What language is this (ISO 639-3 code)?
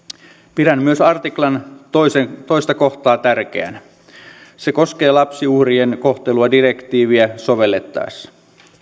fin